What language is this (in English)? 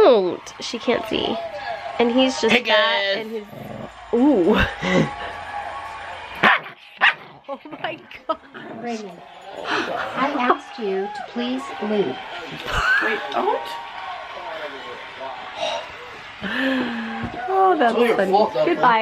English